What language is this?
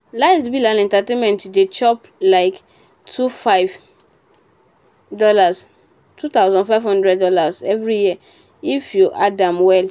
Nigerian Pidgin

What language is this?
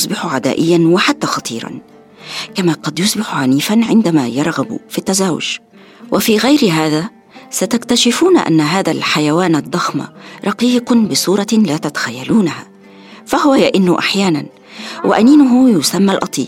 Arabic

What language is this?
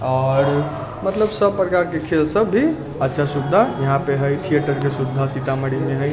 Maithili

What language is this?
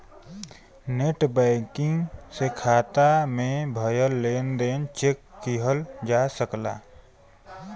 Bhojpuri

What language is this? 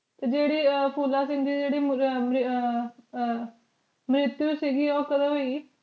Punjabi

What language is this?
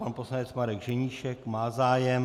Czech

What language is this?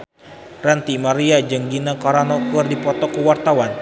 Sundanese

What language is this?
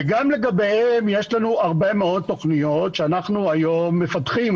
Hebrew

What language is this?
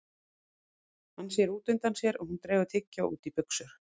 Icelandic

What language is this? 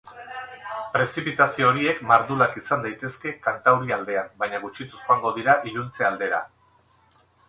Basque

